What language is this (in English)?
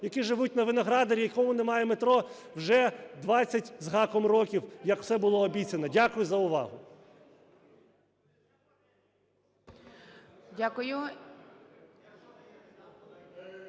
Ukrainian